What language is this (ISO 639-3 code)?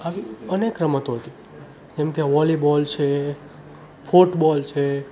guj